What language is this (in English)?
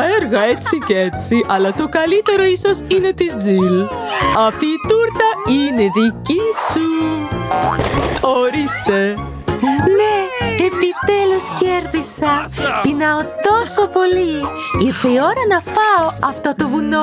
Greek